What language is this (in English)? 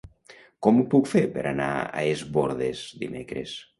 Catalan